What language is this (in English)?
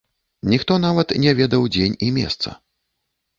Belarusian